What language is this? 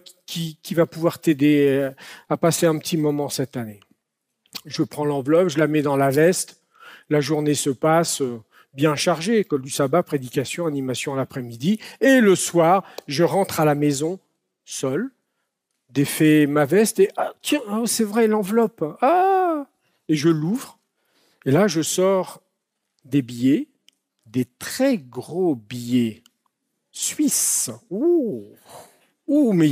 French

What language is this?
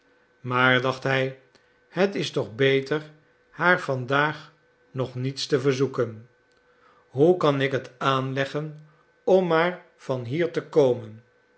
Dutch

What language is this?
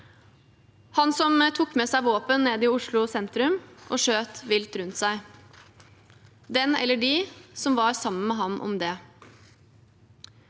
Norwegian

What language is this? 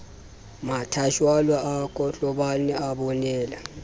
Southern Sotho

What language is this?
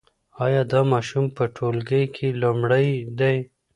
Pashto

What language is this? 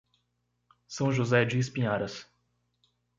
Portuguese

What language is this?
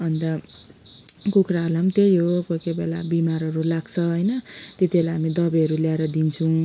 Nepali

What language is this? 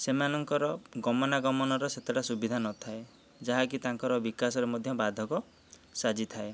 Odia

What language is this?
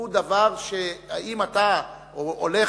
Hebrew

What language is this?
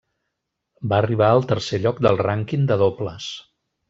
Catalan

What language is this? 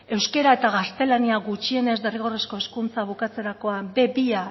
Basque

